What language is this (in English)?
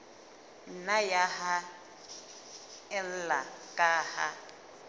Southern Sotho